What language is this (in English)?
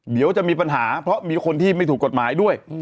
Thai